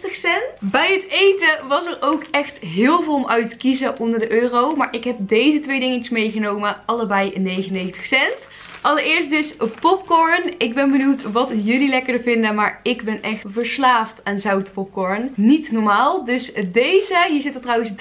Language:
Dutch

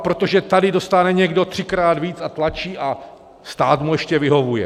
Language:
Czech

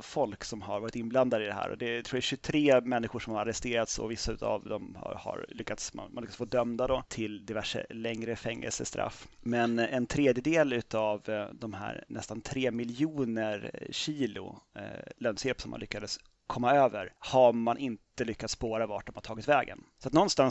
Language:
Swedish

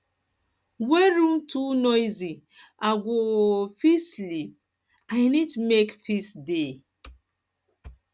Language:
Nigerian Pidgin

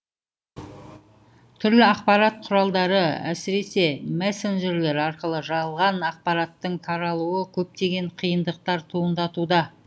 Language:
Kazakh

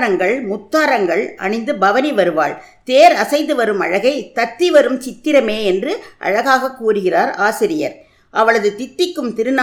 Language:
Tamil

